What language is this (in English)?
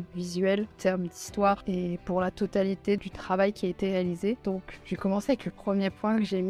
French